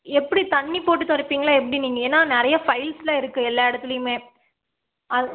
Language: Tamil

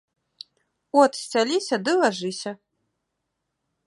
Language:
Belarusian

